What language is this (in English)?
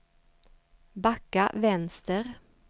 Swedish